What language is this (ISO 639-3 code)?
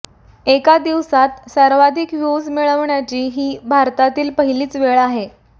mar